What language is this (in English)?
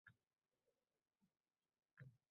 Uzbek